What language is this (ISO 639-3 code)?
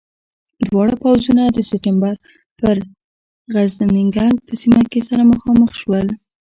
pus